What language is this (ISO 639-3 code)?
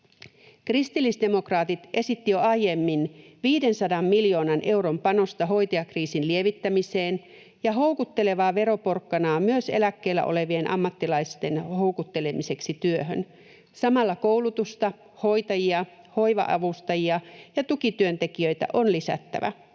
fin